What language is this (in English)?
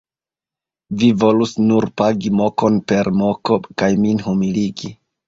Esperanto